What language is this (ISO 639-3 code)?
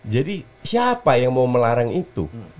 ind